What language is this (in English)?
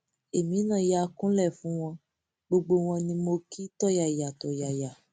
Yoruba